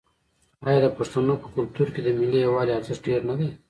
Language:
Pashto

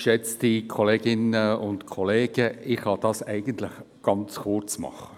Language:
Swiss German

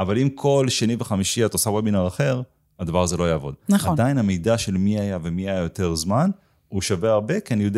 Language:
Hebrew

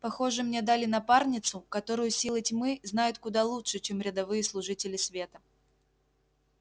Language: Russian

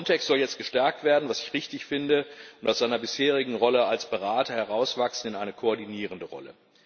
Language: German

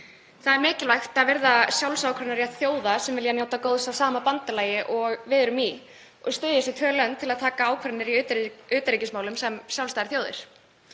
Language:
Icelandic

